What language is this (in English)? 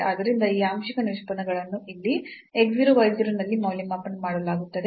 Kannada